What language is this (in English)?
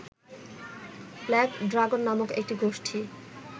Bangla